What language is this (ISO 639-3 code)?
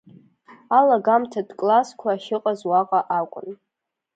abk